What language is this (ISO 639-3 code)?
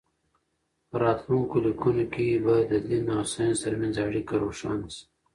pus